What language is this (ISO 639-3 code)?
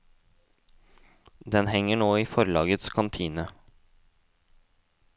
nor